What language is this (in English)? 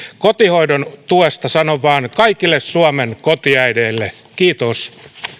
Finnish